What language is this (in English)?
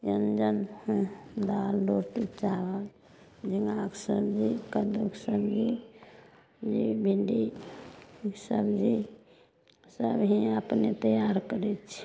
Maithili